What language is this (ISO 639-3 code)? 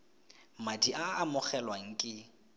tsn